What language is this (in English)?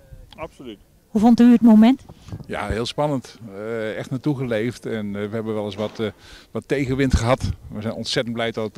Dutch